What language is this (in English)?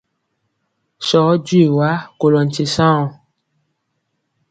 Mpiemo